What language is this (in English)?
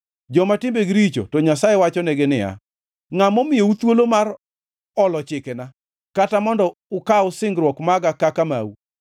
Luo (Kenya and Tanzania)